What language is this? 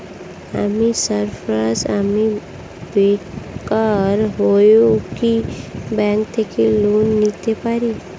Bangla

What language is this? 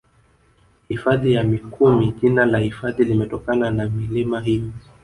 Swahili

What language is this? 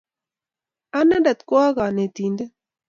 Kalenjin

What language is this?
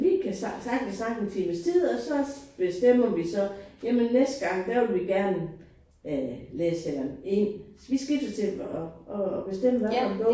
Danish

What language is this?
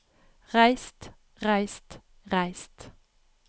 Norwegian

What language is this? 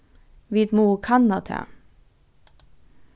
Faroese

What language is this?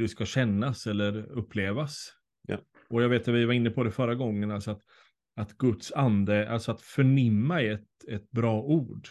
Swedish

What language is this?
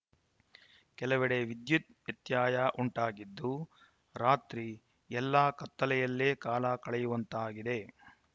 Kannada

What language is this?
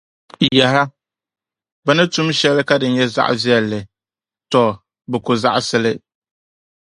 Dagbani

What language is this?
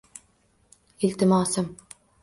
Uzbek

